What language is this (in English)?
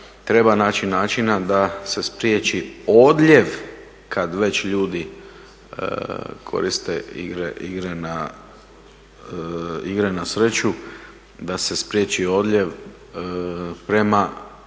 Croatian